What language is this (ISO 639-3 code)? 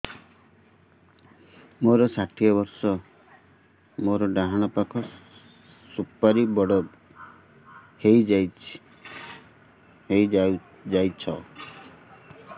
ori